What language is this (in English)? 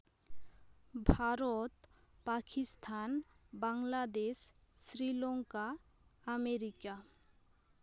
Santali